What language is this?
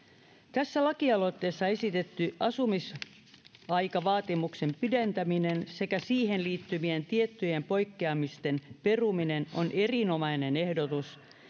Finnish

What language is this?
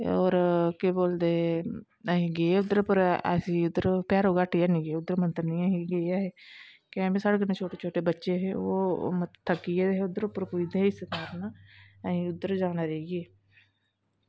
Dogri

